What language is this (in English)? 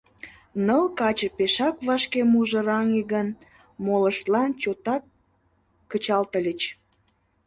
Mari